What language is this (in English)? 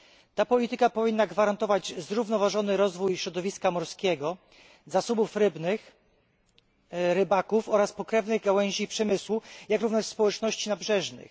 Polish